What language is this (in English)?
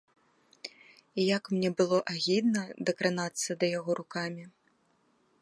Belarusian